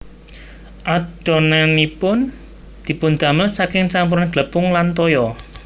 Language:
Javanese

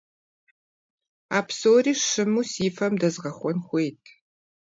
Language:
Kabardian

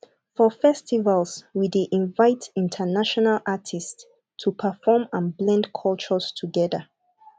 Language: Nigerian Pidgin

